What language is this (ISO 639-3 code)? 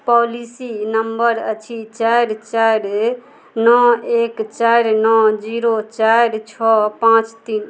mai